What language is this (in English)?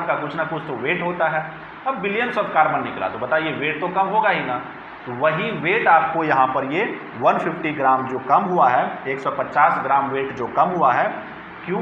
Hindi